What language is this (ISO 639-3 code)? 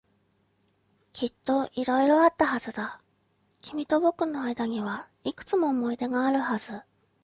jpn